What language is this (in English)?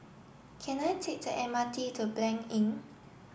English